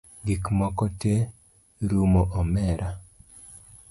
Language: Luo (Kenya and Tanzania)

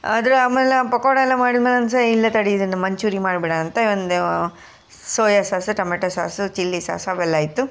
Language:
Kannada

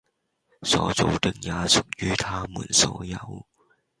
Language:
Cantonese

